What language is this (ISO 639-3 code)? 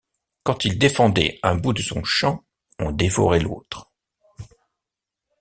fra